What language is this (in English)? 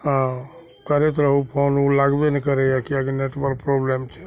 Maithili